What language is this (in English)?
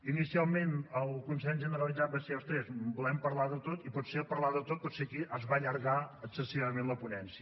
Catalan